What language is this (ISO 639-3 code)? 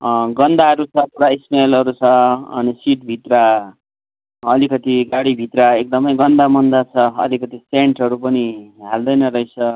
nep